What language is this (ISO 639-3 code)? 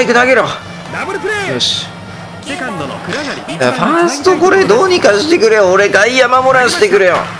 jpn